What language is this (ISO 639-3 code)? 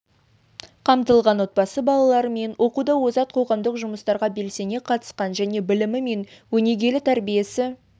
kaz